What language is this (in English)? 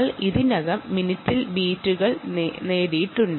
Malayalam